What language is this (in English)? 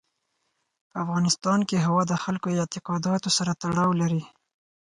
Pashto